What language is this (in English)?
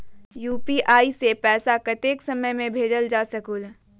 Magahi